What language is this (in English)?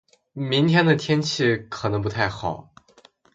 Chinese